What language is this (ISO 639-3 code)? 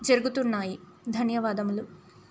tel